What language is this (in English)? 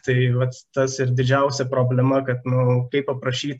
Lithuanian